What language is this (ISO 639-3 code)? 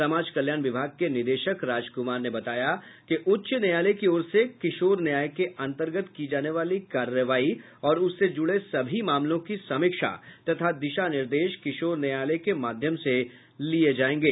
hin